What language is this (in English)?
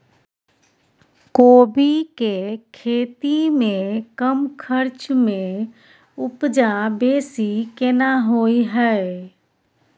Maithili